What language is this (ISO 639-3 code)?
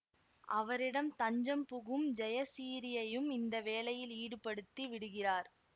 tam